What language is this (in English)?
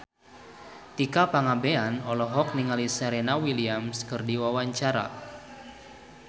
Sundanese